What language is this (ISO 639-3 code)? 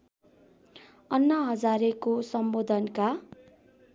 nep